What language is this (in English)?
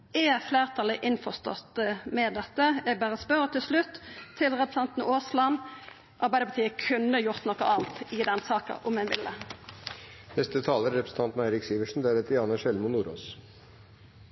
Norwegian Nynorsk